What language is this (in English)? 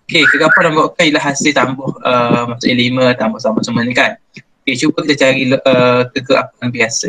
Malay